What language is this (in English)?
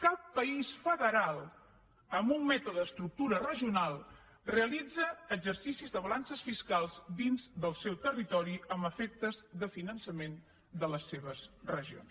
Catalan